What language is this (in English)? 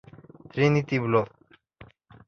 Spanish